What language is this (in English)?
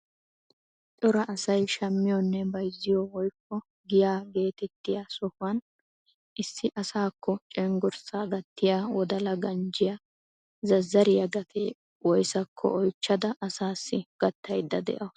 Wolaytta